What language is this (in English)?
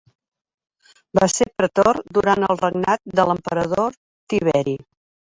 Catalan